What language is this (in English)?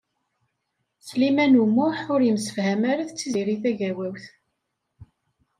Kabyle